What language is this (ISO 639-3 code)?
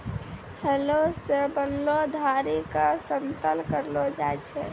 mai